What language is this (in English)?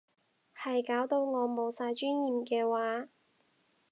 Cantonese